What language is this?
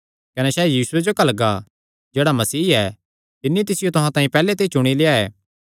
Kangri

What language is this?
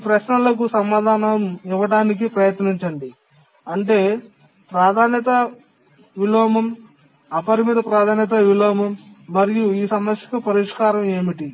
Telugu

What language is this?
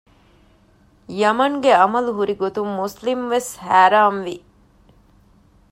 Divehi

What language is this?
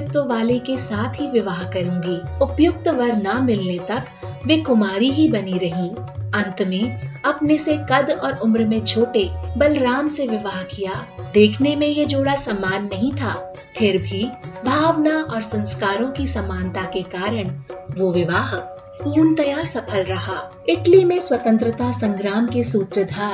Hindi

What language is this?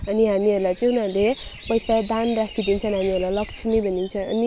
Nepali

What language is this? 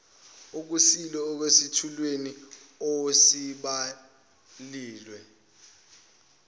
Zulu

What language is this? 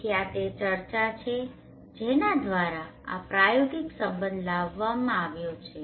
Gujarati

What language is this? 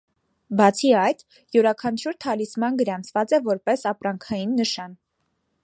Armenian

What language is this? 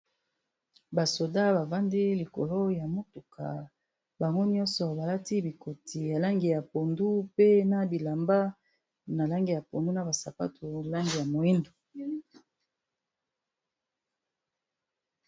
Lingala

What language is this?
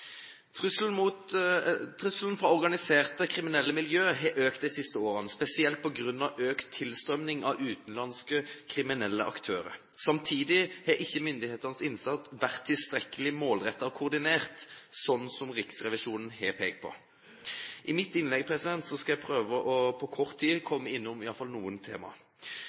Norwegian Bokmål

